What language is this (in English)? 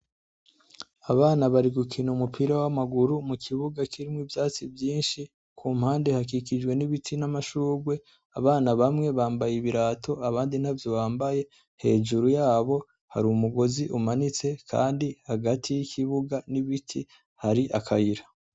Rundi